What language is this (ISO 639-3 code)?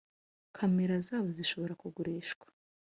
kin